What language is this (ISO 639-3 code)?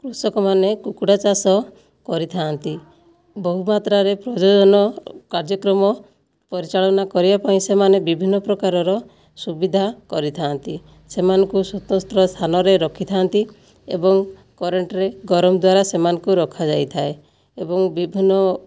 ori